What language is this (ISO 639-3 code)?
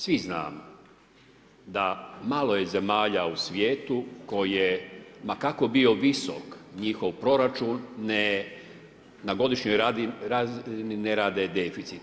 hrv